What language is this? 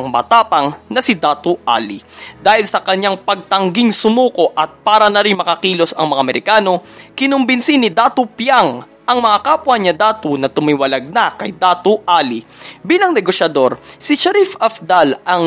Filipino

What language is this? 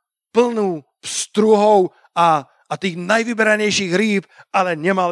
Slovak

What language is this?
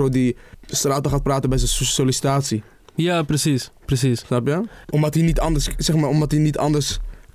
Dutch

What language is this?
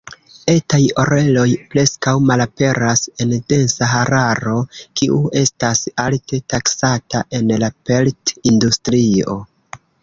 Esperanto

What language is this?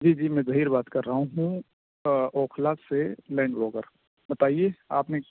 Urdu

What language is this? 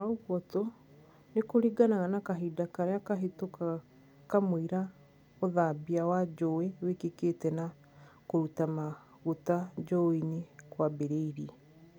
Kikuyu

